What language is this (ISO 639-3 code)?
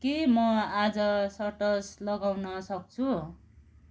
nep